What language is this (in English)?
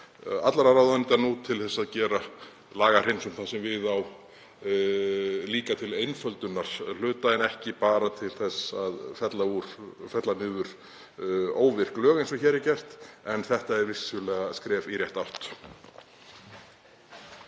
Icelandic